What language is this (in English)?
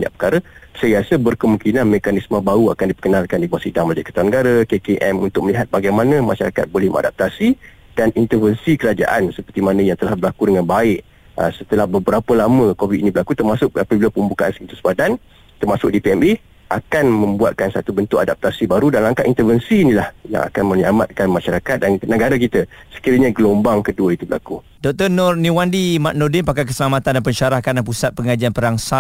Malay